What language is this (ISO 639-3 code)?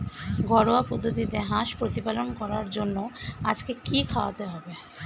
ben